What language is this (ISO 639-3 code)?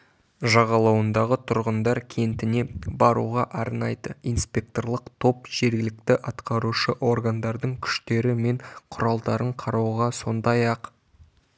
kaz